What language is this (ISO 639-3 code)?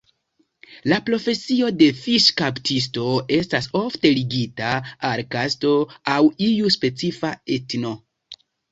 epo